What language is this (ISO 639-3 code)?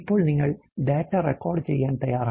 mal